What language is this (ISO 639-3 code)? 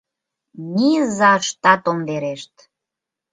chm